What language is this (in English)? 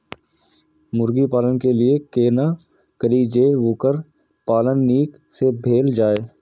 Maithili